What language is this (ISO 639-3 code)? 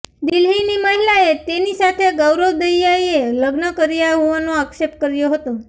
guj